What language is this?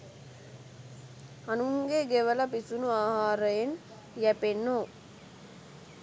Sinhala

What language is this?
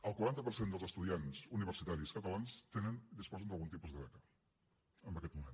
Catalan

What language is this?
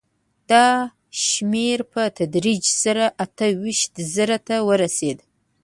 Pashto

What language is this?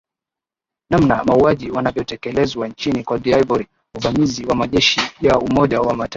Swahili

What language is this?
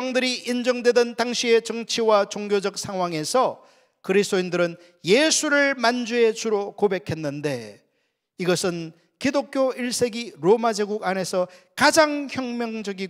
Korean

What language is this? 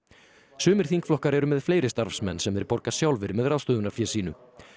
Icelandic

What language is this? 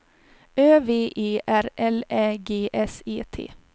Swedish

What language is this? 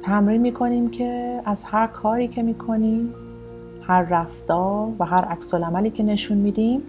Persian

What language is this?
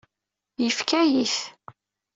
Kabyle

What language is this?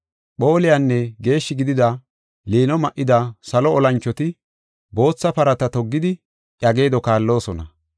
Gofa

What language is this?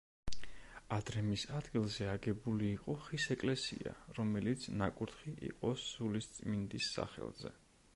Georgian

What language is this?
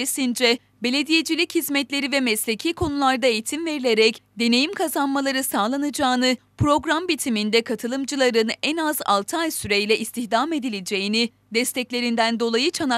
Turkish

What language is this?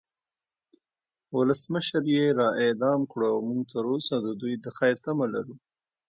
Pashto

